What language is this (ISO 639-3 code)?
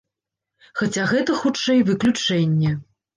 bel